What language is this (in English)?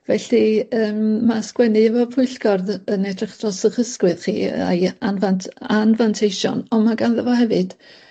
Welsh